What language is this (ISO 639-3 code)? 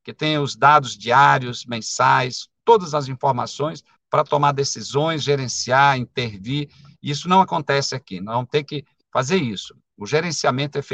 por